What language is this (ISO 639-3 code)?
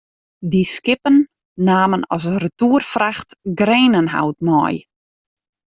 fry